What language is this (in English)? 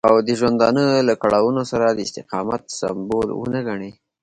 Pashto